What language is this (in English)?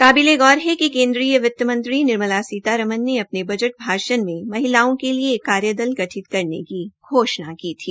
Hindi